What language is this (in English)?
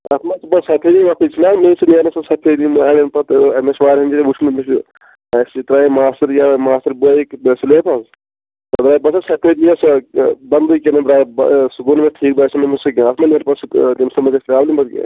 Kashmiri